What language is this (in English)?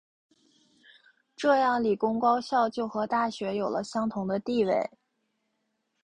Chinese